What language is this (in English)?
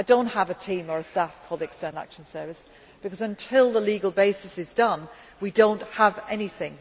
English